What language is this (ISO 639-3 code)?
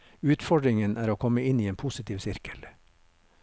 nor